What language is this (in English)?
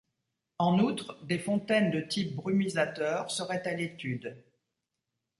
French